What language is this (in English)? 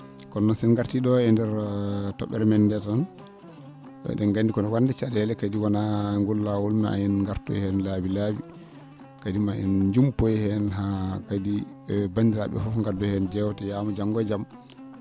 Fula